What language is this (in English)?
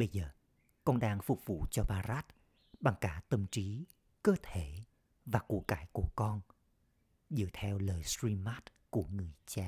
Vietnamese